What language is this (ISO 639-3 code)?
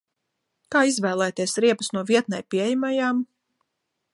lav